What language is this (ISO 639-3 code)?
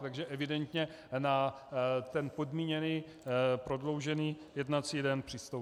ces